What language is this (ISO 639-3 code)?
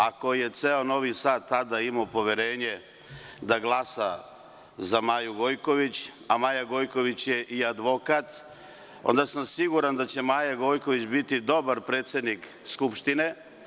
srp